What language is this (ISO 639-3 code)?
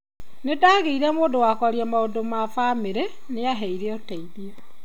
kik